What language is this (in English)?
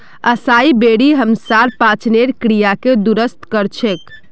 Magahi